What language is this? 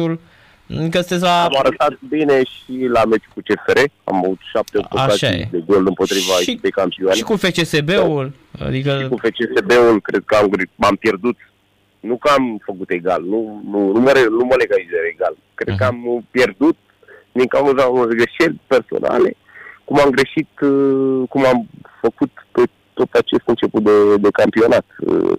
Romanian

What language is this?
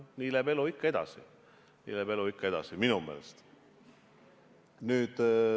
Estonian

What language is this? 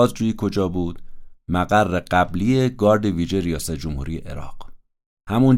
Persian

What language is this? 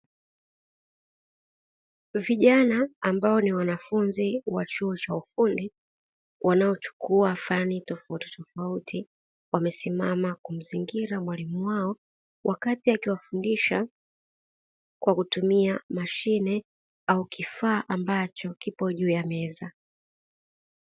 Swahili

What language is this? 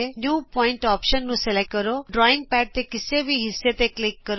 Punjabi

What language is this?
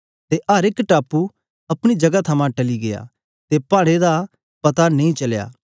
Dogri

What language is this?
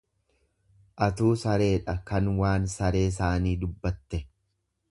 Oromo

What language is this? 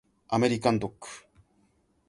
Japanese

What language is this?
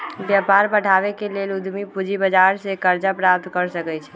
Magahi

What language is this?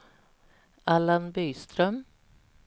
Swedish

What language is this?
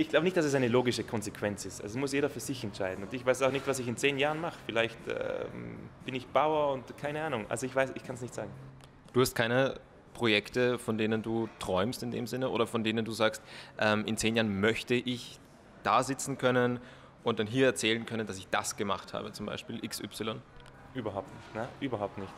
German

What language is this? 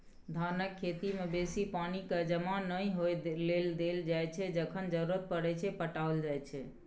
Maithili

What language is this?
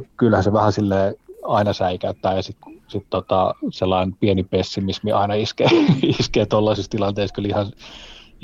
Finnish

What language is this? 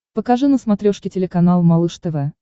Russian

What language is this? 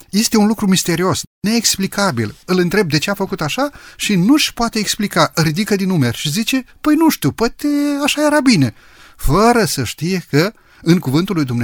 Romanian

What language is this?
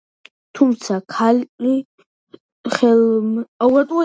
Georgian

